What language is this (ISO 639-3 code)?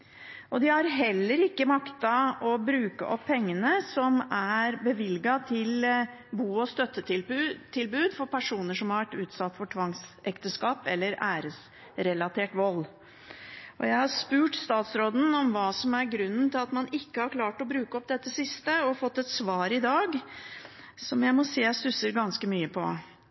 nob